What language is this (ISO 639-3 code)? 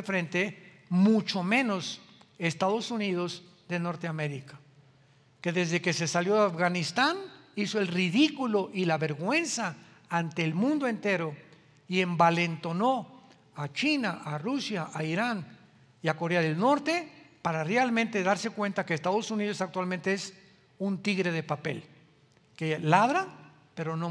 spa